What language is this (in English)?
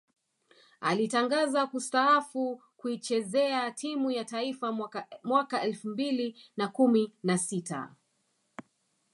Swahili